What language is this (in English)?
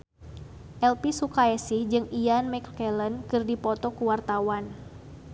Sundanese